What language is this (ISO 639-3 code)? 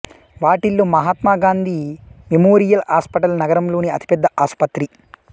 tel